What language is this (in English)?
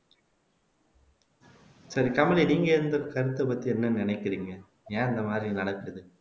Tamil